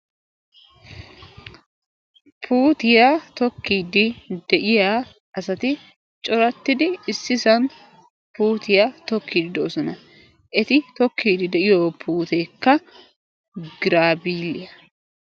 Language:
Wolaytta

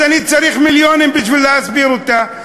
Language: Hebrew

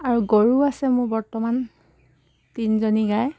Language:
Assamese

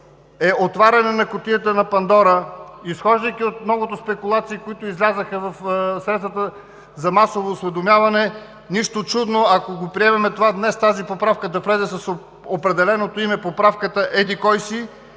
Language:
Bulgarian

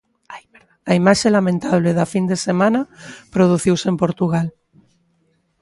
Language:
Galician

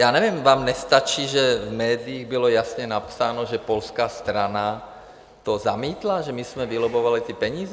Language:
Czech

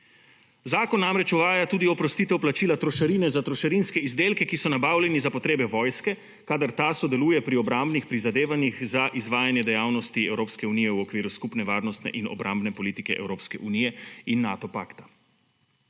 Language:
Slovenian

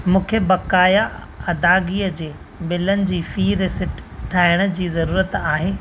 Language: Sindhi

